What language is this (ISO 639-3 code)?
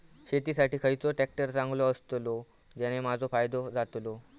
mar